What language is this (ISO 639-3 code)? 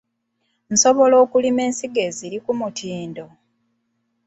lug